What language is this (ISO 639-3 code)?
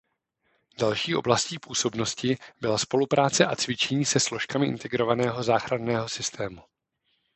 ces